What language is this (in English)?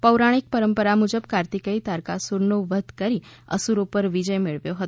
Gujarati